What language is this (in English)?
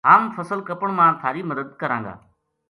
Gujari